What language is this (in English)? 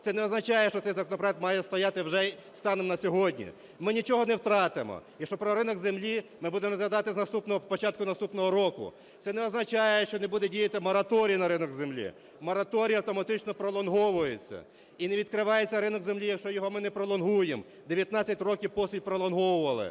Ukrainian